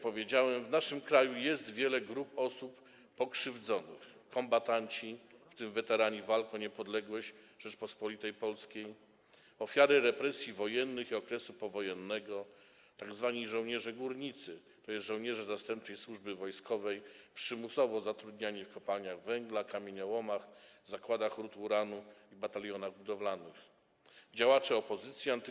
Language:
Polish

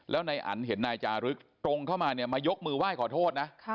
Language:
Thai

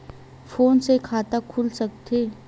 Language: Chhattisgarhi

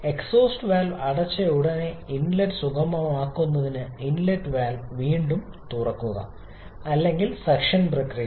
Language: Malayalam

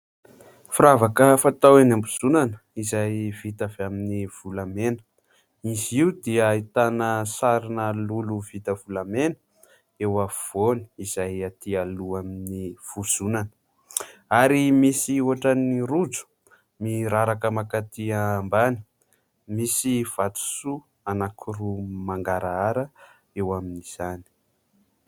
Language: Malagasy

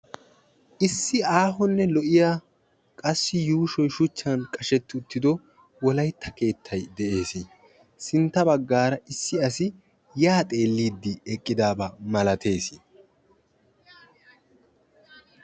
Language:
Wolaytta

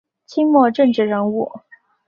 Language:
Chinese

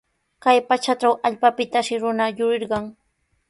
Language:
Sihuas Ancash Quechua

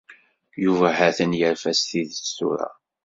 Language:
Kabyle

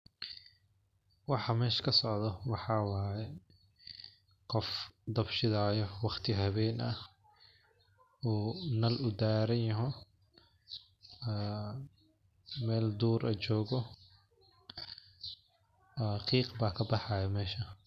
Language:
Somali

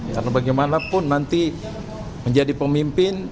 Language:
Indonesian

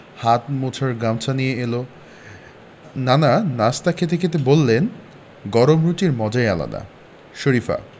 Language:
Bangla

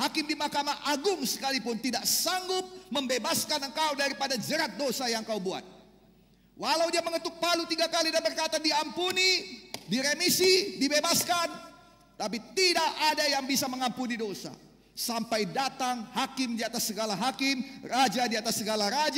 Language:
Indonesian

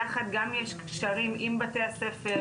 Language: Hebrew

